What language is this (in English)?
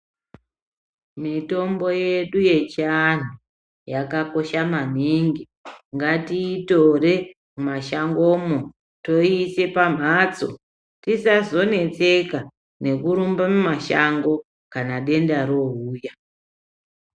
Ndau